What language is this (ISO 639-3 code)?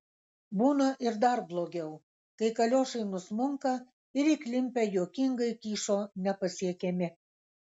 lit